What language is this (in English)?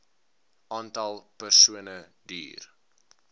Afrikaans